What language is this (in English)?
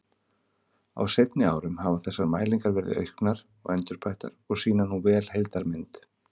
Icelandic